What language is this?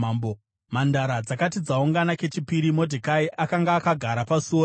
Shona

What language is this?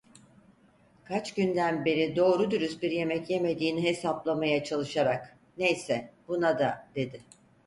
Turkish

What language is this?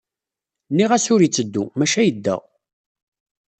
Kabyle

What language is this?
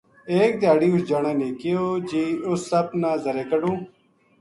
Gujari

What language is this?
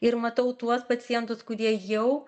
Lithuanian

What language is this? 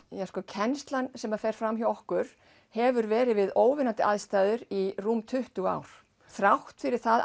Icelandic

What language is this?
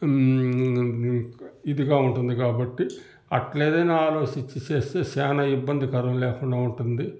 Telugu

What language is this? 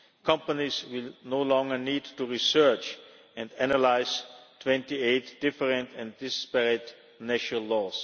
English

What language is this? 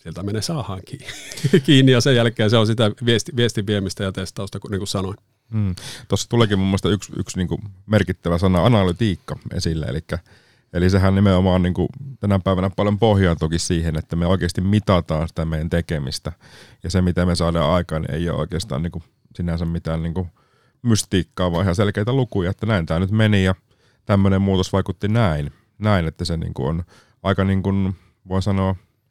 Finnish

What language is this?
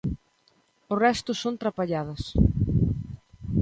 Galician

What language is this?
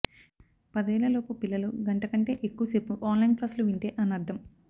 Telugu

